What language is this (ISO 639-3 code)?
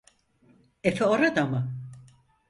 tur